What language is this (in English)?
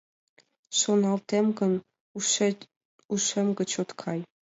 Mari